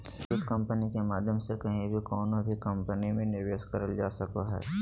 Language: Magahi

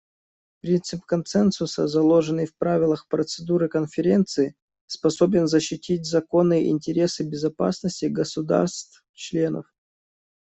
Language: Russian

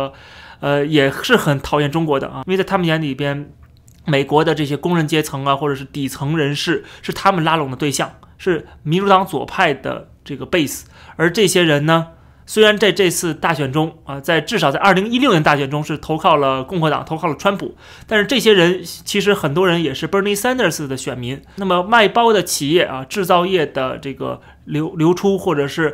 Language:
Chinese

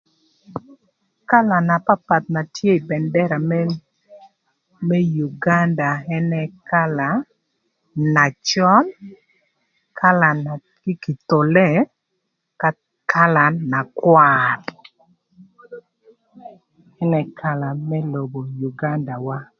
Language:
Thur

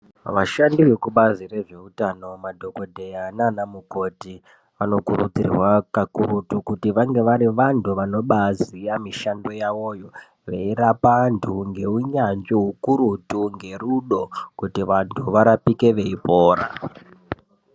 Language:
Ndau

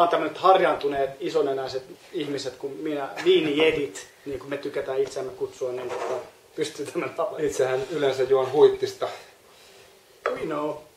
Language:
Finnish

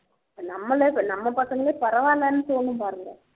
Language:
Tamil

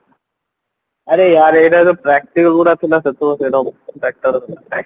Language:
Odia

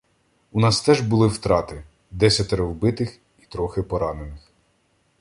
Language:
Ukrainian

